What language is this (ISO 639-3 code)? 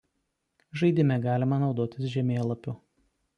lit